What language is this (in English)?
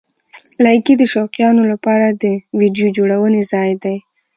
Pashto